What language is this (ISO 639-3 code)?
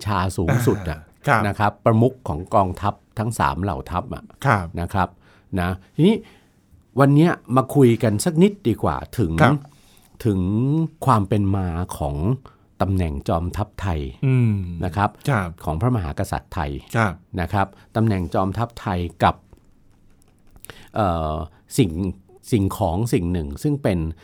tha